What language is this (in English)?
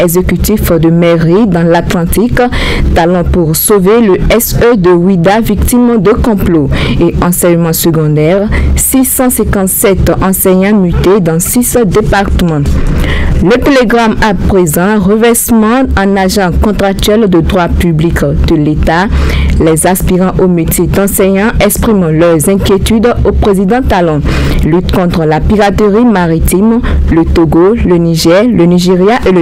French